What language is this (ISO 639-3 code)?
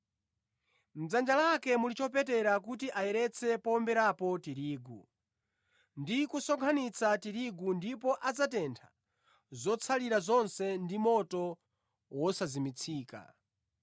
nya